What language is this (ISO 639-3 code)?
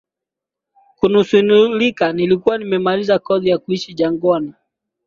swa